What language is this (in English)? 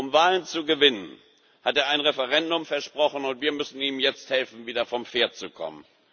German